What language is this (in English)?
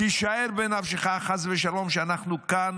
Hebrew